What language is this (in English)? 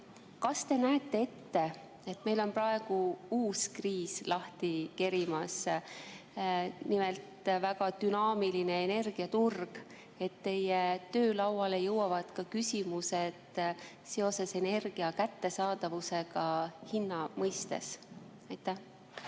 Estonian